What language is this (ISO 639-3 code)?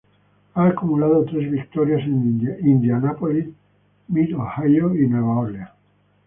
spa